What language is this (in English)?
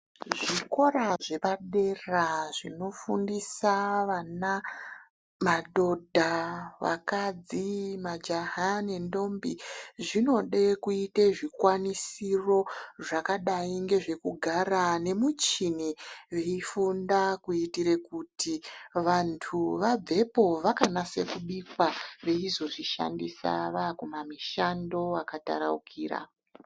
Ndau